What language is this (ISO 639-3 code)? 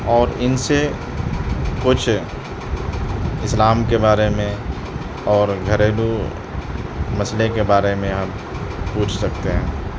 urd